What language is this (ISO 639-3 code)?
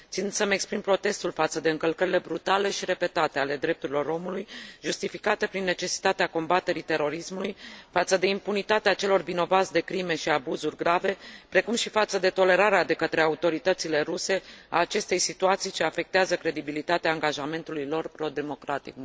ron